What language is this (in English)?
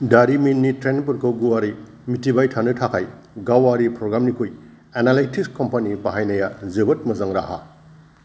Bodo